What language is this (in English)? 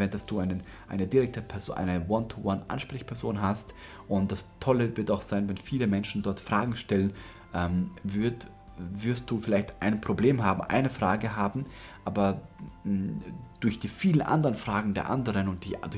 German